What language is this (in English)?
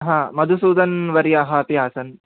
Sanskrit